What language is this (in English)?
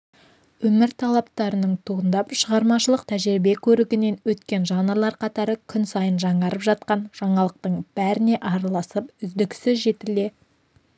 Kazakh